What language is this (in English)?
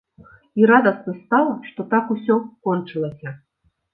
Belarusian